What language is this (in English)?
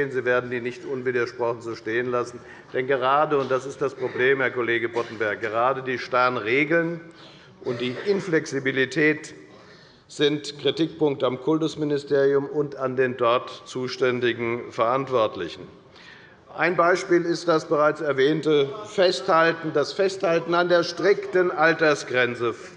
German